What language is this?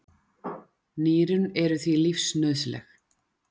Icelandic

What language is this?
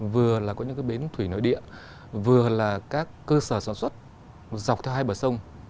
Vietnamese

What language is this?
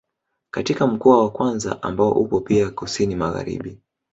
Swahili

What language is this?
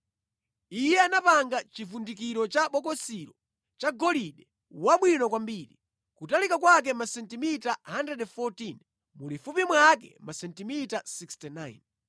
Nyanja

